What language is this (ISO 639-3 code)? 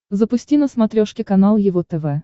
rus